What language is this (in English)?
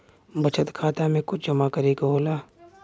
Bhojpuri